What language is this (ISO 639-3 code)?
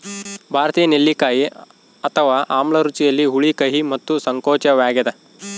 kan